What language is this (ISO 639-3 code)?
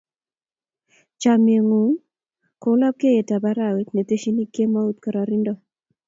kln